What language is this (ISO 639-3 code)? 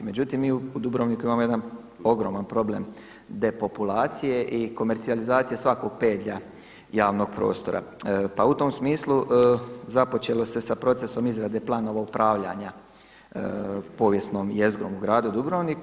hrv